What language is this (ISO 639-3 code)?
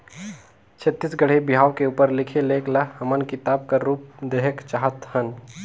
hne